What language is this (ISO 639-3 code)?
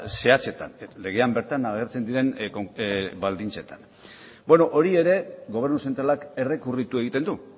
eus